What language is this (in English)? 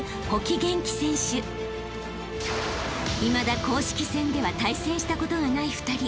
Japanese